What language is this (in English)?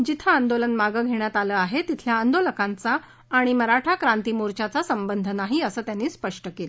Marathi